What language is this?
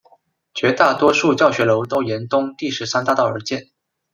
Chinese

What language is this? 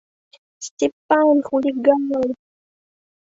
Mari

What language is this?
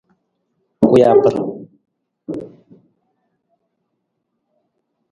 Nawdm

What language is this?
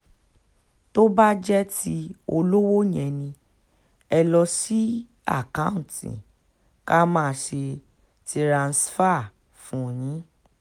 Yoruba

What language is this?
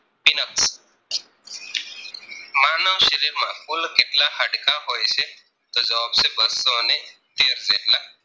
Gujarati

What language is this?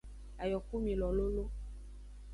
Aja (Benin)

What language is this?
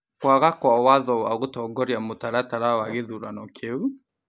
Kikuyu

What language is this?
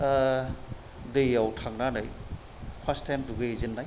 Bodo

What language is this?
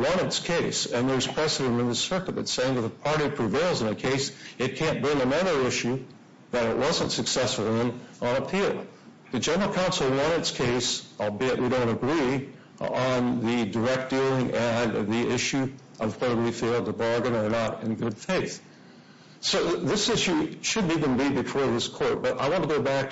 English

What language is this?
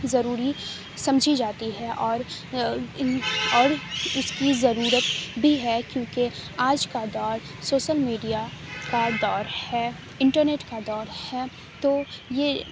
Urdu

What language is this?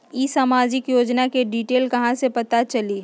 Magahi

